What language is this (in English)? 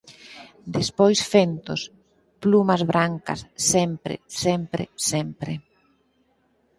Galician